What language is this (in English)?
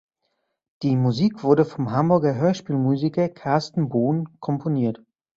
German